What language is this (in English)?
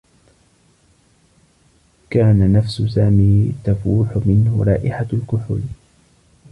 Arabic